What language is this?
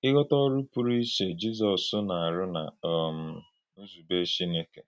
Igbo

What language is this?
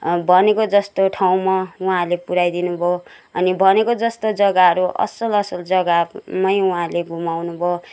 Nepali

